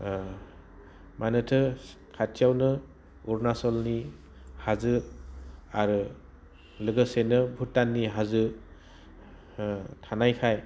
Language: Bodo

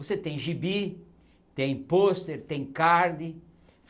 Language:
Portuguese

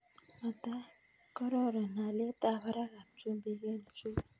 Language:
Kalenjin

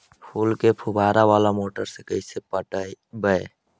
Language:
Magahi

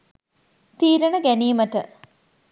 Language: Sinhala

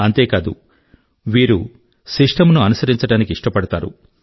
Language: Telugu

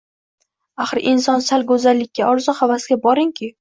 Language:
Uzbek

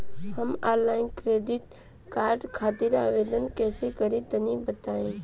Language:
Bhojpuri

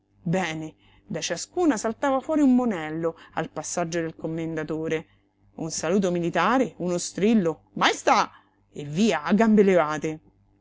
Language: Italian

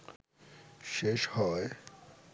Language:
Bangla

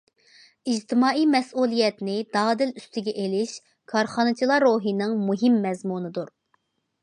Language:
Uyghur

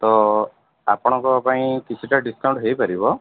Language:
Odia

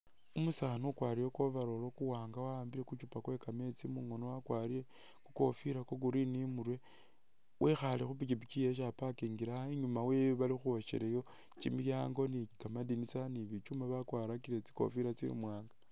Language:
Masaaba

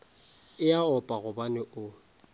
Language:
Northern Sotho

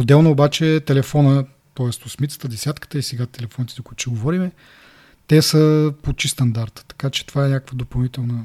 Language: Bulgarian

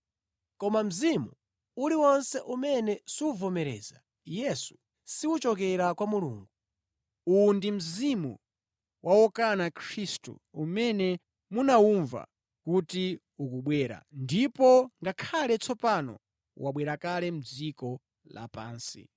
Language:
Nyanja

